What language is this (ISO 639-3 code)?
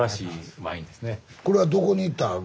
jpn